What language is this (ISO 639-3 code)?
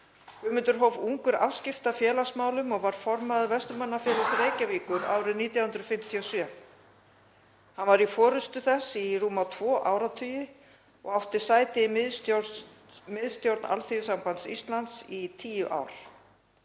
isl